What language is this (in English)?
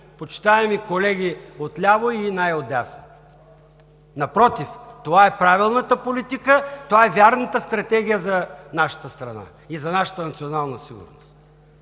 Bulgarian